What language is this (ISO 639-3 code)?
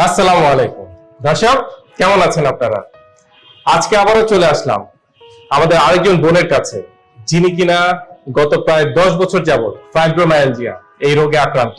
tur